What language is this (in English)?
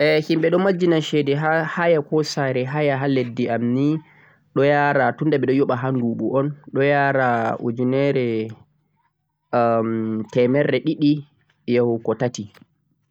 Central-Eastern Niger Fulfulde